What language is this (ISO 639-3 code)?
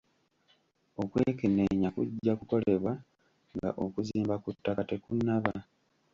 lug